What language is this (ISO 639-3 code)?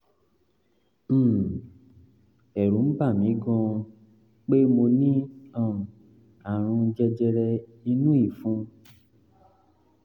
yor